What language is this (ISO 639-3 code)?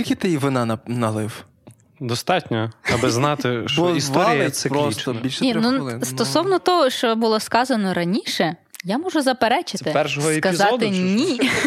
ukr